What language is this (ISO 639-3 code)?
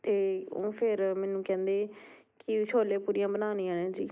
pan